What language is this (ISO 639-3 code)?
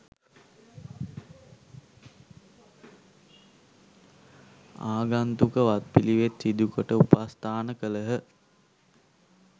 sin